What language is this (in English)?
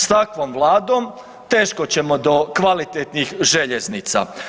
Croatian